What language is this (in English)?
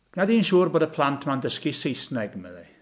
Welsh